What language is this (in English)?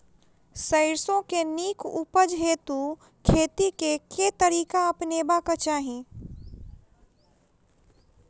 Maithili